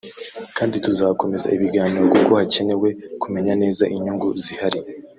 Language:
Kinyarwanda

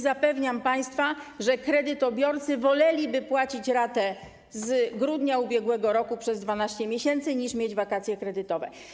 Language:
Polish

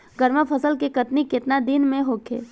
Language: Bhojpuri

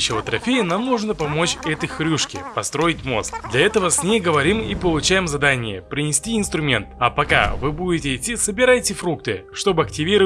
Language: Russian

